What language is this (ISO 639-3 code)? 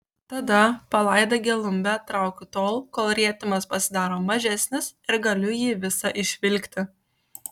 lit